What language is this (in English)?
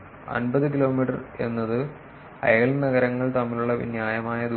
Malayalam